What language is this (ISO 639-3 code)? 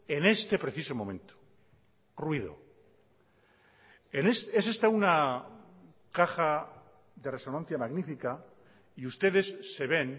spa